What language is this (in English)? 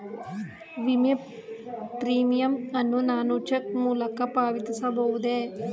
Kannada